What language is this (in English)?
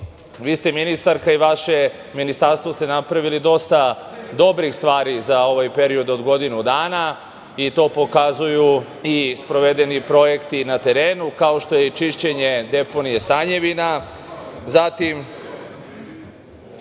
Serbian